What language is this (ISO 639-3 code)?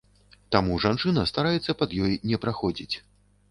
bel